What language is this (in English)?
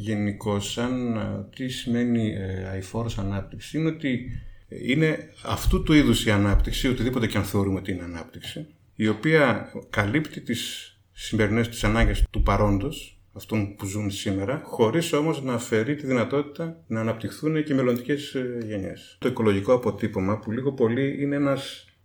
Greek